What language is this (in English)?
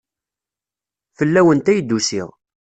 Kabyle